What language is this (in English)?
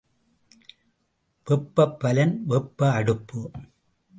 Tamil